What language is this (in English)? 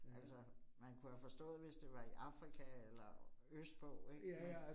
Danish